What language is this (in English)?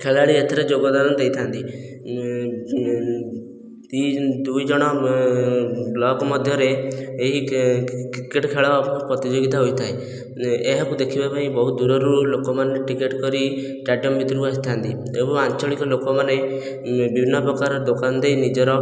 Odia